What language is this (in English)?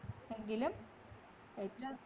Malayalam